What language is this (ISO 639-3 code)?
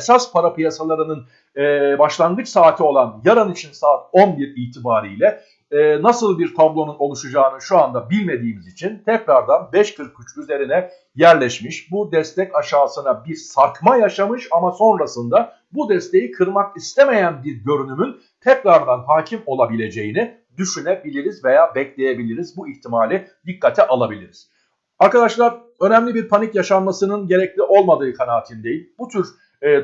tur